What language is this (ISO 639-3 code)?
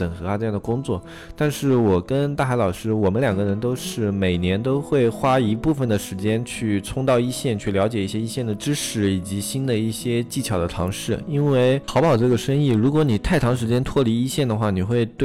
zho